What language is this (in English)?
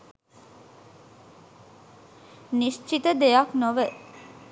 Sinhala